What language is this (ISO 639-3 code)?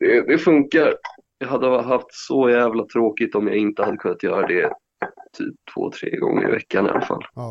swe